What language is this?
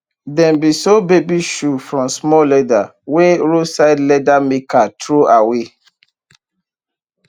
Nigerian Pidgin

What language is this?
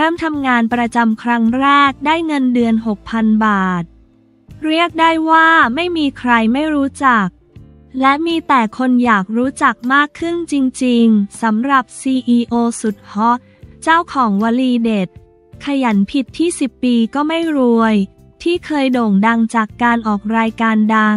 Thai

